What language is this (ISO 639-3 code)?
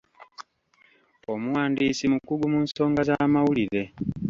lug